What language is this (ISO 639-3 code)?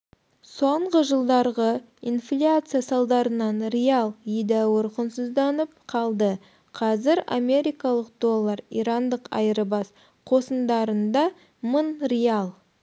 kaz